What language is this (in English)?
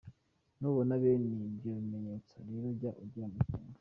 Kinyarwanda